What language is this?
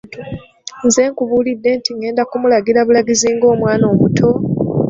Ganda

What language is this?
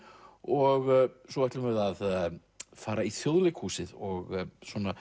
Icelandic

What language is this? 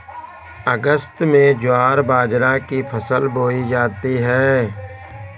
Hindi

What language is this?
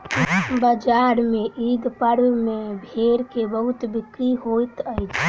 Maithili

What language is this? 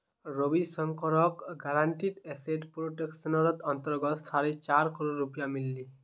Magahi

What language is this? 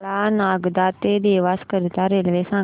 Marathi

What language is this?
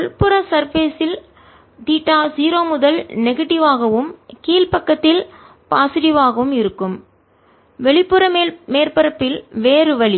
Tamil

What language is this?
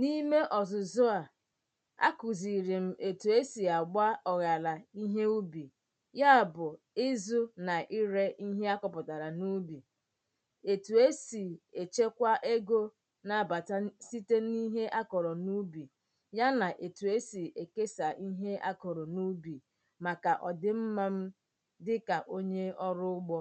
Igbo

